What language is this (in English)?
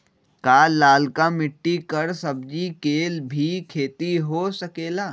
Magahi